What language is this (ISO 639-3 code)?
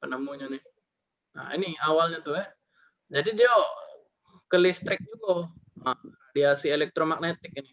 ind